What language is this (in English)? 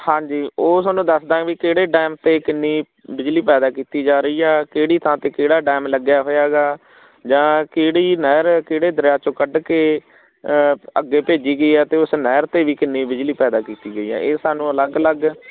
Punjabi